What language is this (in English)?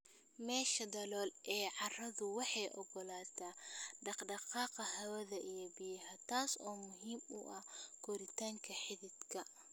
Somali